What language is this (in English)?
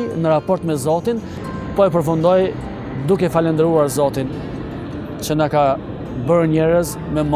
Romanian